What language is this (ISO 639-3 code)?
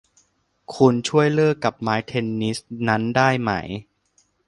tha